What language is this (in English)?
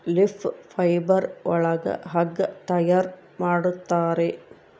Kannada